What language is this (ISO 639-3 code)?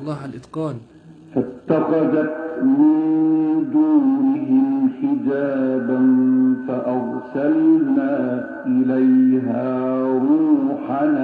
ara